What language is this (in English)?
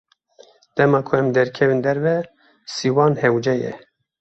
Kurdish